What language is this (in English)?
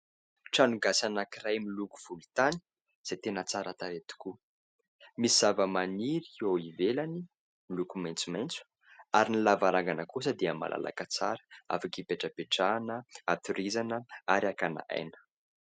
Malagasy